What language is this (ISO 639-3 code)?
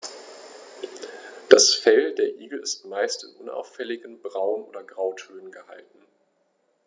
deu